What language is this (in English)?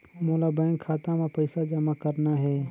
Chhattisgarhi